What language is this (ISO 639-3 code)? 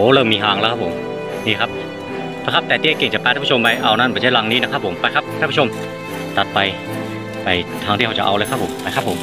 tha